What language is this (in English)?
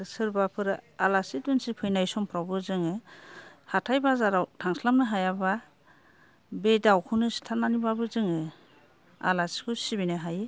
Bodo